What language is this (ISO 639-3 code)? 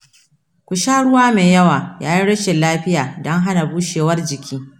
hau